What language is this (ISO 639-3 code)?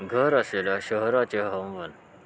mar